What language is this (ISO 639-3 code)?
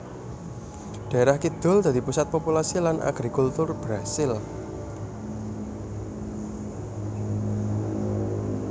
jav